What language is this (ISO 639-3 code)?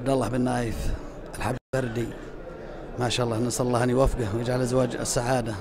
ara